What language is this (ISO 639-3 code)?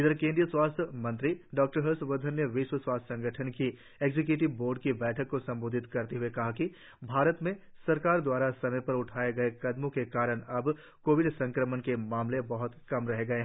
hin